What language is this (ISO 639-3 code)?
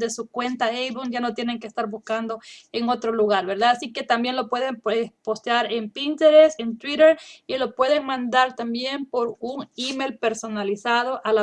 spa